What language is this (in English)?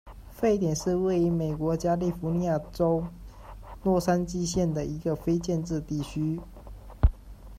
Chinese